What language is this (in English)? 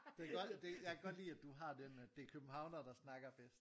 Danish